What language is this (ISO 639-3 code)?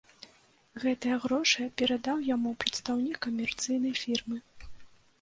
bel